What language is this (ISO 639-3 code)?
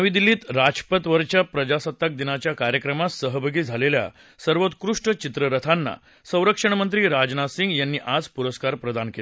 mar